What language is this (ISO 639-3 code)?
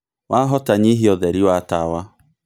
kik